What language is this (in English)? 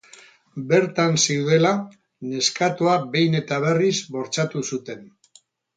Basque